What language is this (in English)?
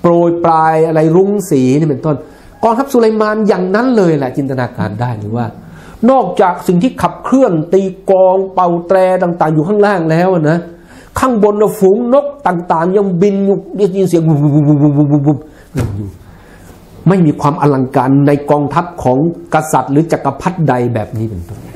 Thai